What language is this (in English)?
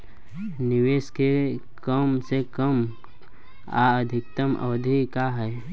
Bhojpuri